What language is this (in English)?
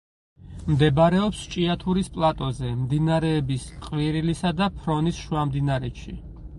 Georgian